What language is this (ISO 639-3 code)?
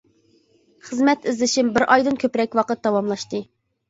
uig